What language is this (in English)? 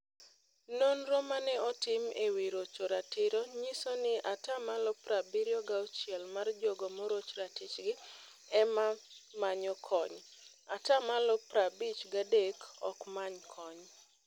Luo (Kenya and Tanzania)